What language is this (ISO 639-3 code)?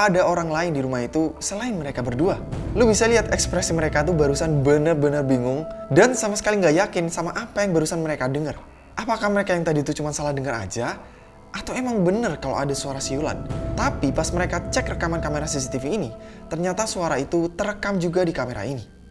ind